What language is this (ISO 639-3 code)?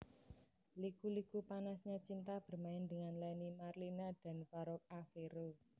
jav